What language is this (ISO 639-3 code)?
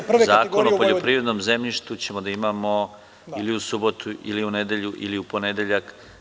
srp